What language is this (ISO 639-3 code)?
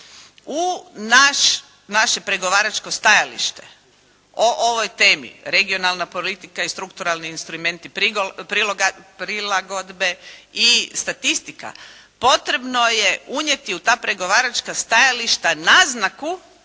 hrv